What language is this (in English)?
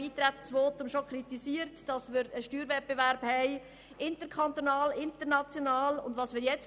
Swiss German